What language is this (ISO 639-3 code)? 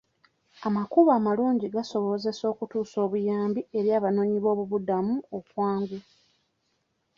lug